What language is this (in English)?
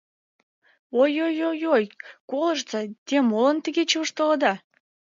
Mari